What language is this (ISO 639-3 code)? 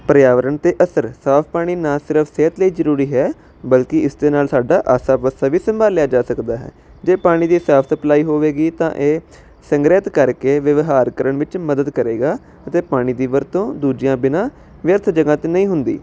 pan